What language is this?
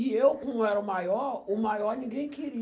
Portuguese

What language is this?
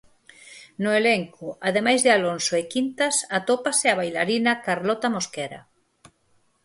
Galician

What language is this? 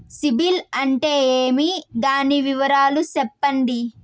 Telugu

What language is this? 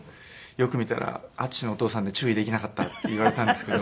Japanese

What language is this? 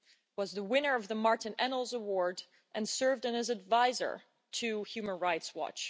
English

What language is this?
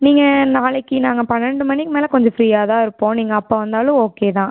Tamil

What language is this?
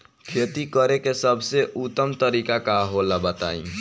Bhojpuri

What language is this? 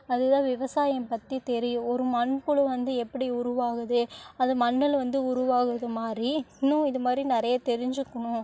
Tamil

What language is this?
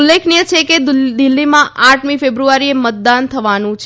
Gujarati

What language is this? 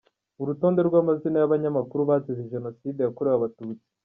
Kinyarwanda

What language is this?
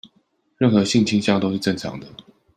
Chinese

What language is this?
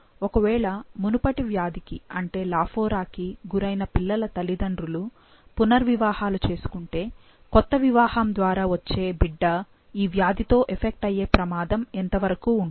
Telugu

